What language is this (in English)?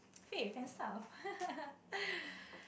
English